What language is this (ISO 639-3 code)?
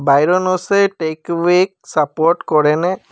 asm